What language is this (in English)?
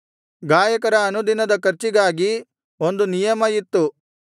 Kannada